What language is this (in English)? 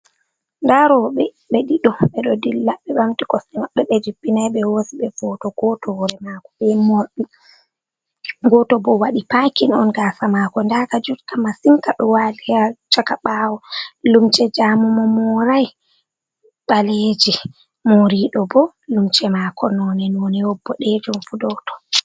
Fula